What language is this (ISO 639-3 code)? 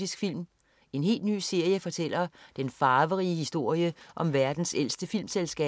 dan